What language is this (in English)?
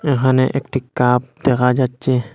Bangla